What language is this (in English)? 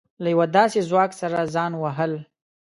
Pashto